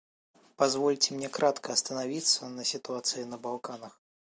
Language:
Russian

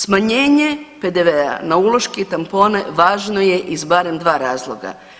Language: Croatian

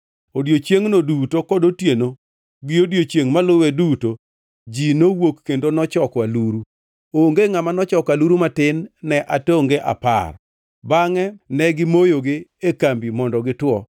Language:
Luo (Kenya and Tanzania)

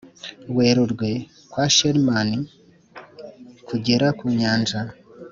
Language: Kinyarwanda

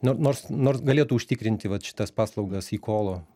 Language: Lithuanian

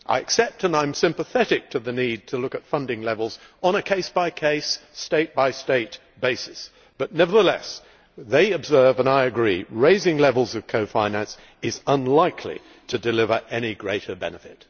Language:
English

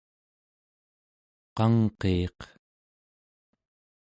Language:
Central Yupik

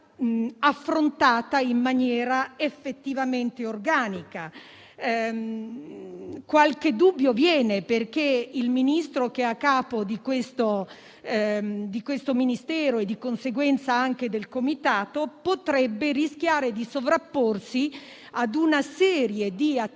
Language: Italian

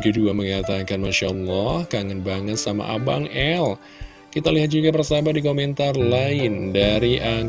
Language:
Indonesian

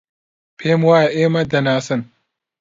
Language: Central Kurdish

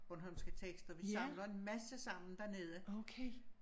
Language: Danish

